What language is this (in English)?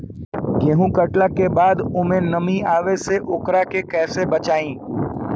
Bhojpuri